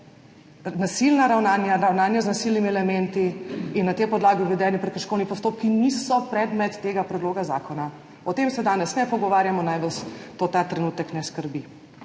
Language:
Slovenian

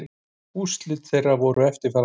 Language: Icelandic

